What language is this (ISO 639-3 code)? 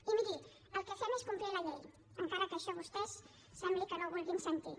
cat